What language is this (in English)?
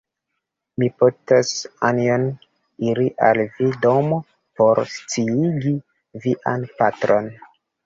Esperanto